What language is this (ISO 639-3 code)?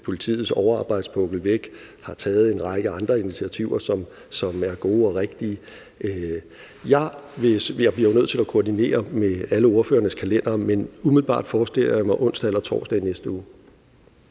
dan